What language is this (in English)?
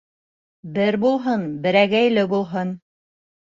Bashkir